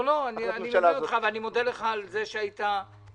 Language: Hebrew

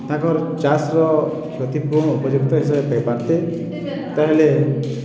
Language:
Odia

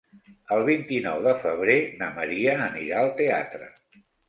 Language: Catalan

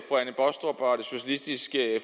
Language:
Danish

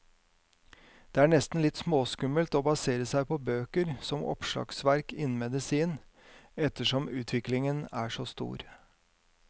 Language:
Norwegian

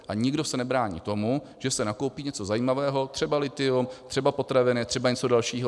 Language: Czech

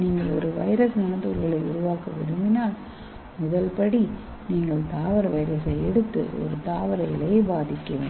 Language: Tamil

